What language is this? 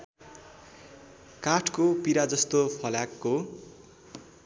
Nepali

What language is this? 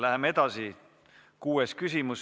Estonian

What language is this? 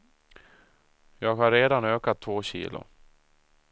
Swedish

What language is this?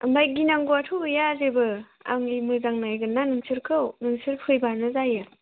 Bodo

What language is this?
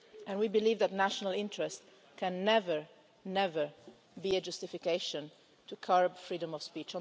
English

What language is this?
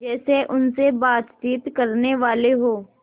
Hindi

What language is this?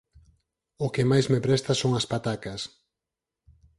Galician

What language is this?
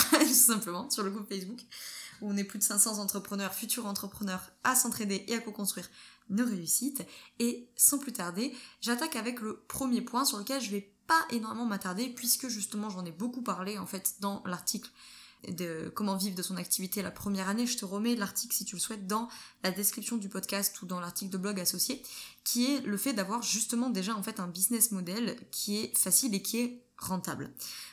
French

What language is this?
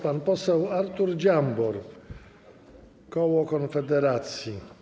Polish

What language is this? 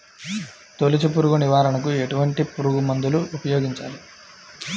Telugu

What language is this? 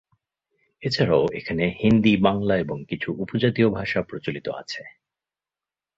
Bangla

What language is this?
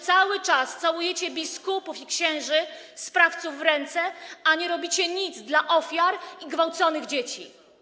Polish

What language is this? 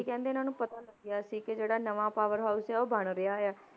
Punjabi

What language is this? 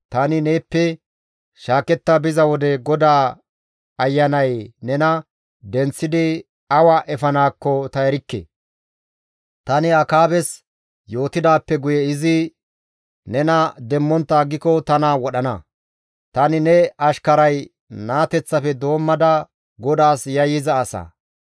Gamo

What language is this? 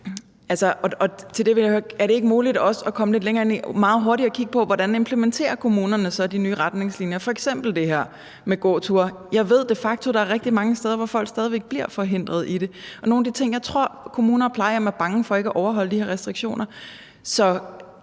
Danish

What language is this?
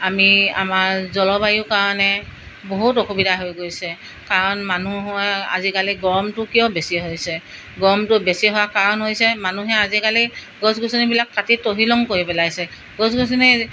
Assamese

